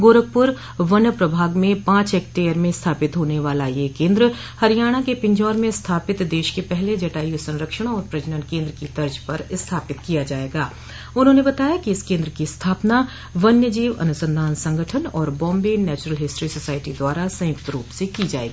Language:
Hindi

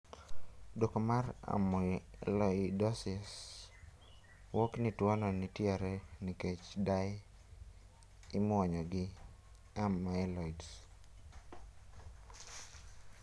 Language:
Luo (Kenya and Tanzania)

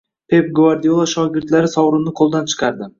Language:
Uzbek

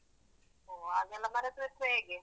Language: Kannada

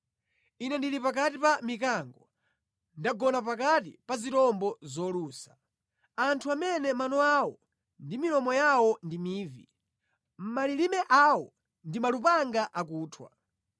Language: Nyanja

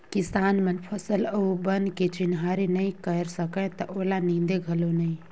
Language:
Chhattisgarhi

